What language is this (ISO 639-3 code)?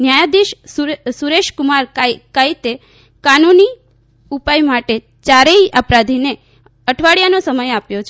guj